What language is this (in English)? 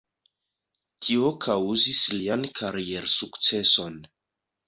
Esperanto